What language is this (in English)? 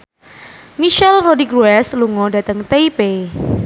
Javanese